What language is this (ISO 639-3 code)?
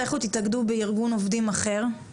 heb